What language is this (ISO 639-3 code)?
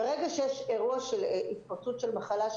heb